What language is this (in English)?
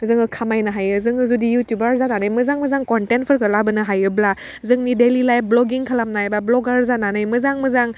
Bodo